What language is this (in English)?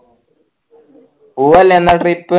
Malayalam